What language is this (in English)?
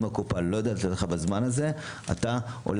Hebrew